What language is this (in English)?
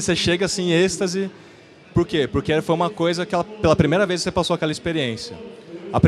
Portuguese